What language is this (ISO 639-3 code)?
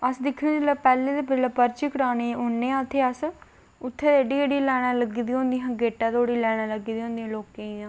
doi